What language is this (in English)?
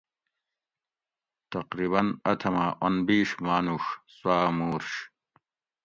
Gawri